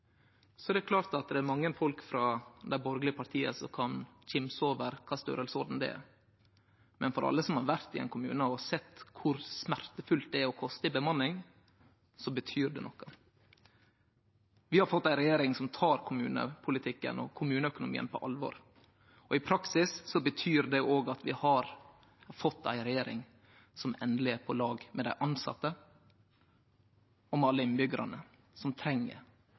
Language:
Norwegian Nynorsk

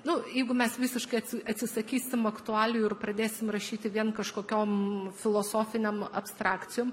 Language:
Lithuanian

